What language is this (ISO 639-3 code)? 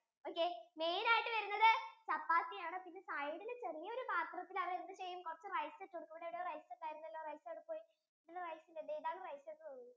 mal